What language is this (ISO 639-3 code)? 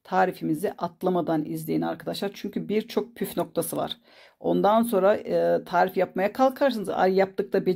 tur